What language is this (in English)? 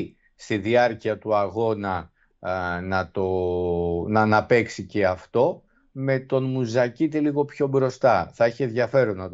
Greek